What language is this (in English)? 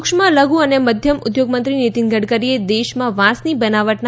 Gujarati